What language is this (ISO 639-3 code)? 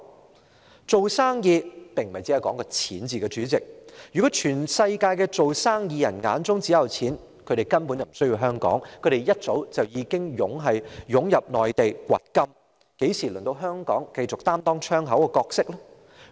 yue